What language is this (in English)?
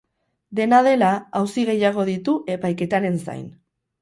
Basque